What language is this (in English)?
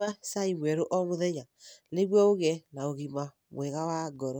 Kikuyu